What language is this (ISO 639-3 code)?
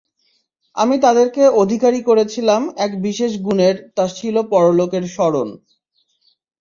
ben